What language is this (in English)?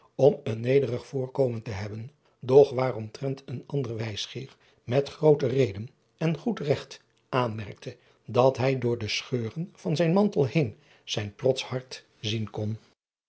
Dutch